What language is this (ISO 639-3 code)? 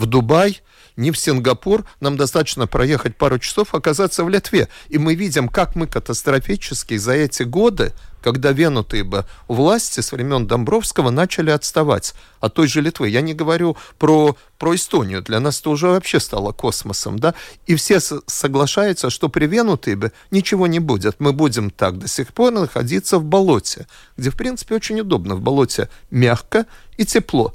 rus